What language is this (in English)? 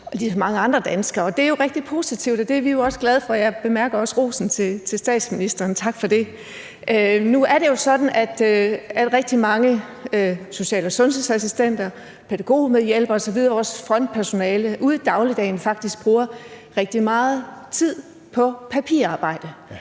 Danish